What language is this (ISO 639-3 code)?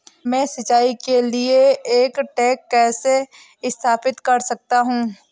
hin